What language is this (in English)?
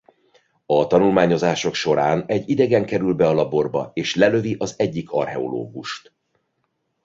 Hungarian